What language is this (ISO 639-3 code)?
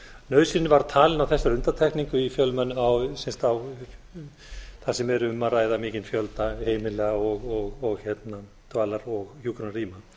isl